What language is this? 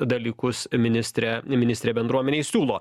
Lithuanian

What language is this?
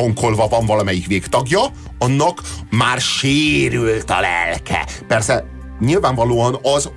Hungarian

